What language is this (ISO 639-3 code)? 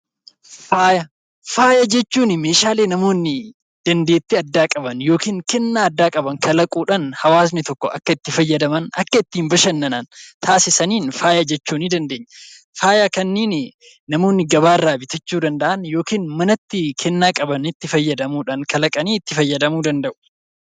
orm